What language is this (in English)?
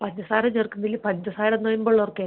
Malayalam